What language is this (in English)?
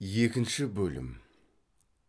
Kazakh